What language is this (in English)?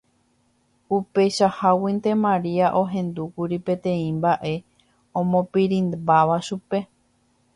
Guarani